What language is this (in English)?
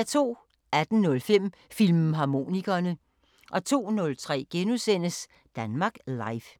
Danish